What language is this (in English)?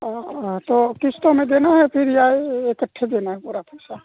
Urdu